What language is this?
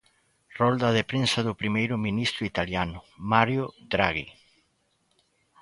Galician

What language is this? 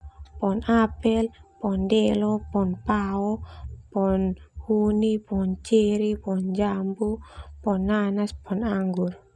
Termanu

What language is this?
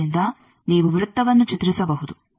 Kannada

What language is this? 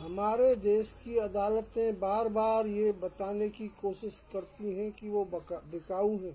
Hindi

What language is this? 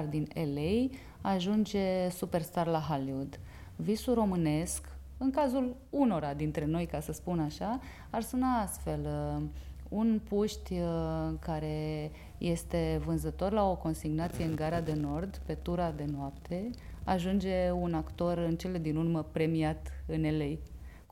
Romanian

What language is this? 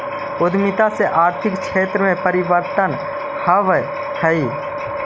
Magahi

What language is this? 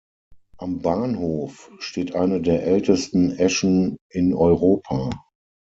German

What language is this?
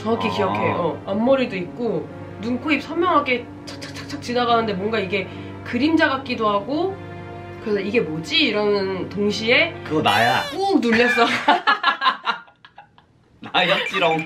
Korean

